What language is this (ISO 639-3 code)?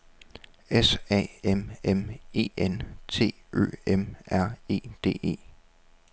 dan